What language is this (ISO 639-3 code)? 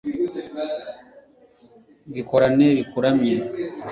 kin